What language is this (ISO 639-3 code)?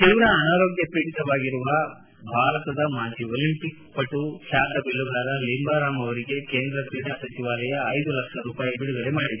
kan